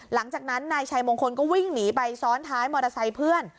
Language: Thai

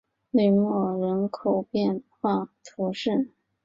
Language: Chinese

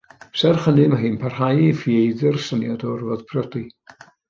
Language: Welsh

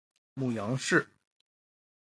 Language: Chinese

